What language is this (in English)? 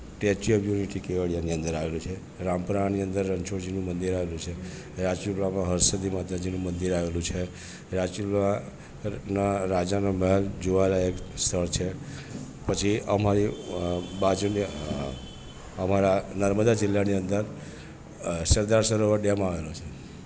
Gujarati